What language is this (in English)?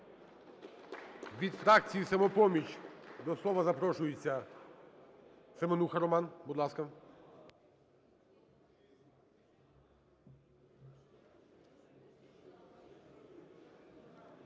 Ukrainian